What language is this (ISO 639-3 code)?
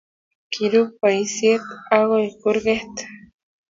kln